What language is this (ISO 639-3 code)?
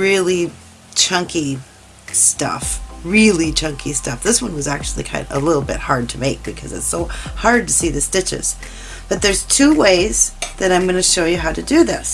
eng